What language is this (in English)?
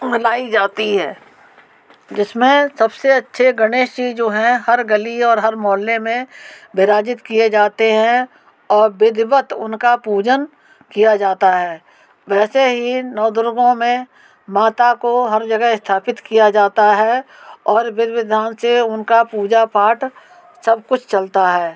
Hindi